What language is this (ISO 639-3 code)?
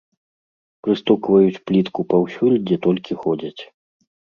bel